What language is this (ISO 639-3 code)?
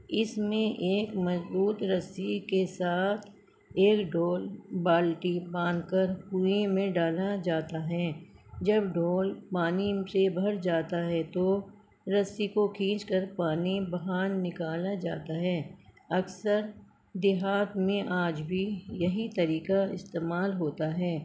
urd